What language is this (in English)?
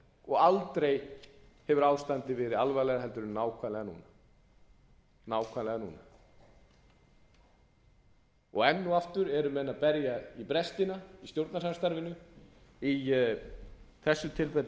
Icelandic